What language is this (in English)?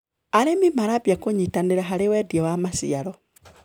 Kikuyu